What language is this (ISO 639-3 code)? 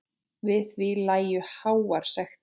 isl